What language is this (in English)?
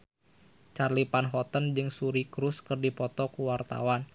Sundanese